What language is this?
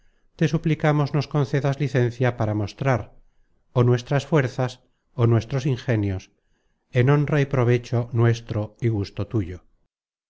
Spanish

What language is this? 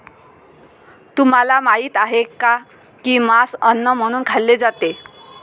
Marathi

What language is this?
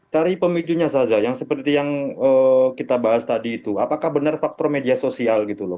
Indonesian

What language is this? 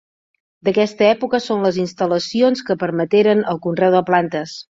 Catalan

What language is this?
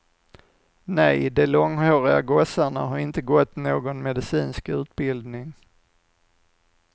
Swedish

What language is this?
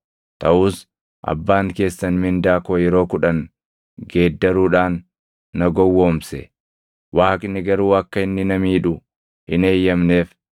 Oromo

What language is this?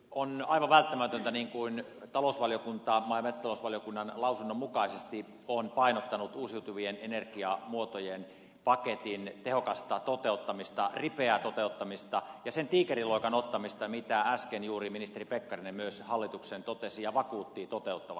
Finnish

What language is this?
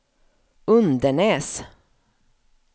Swedish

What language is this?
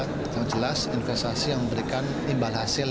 Indonesian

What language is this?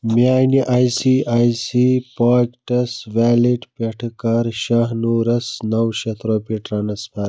Kashmiri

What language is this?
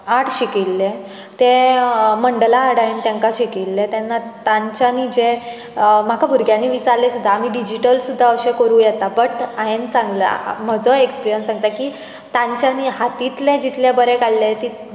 Konkani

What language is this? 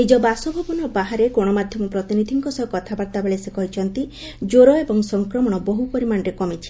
Odia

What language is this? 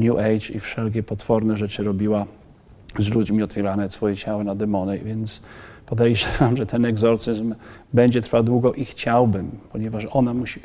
Polish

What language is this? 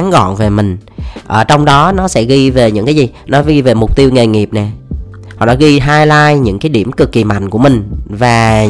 Vietnamese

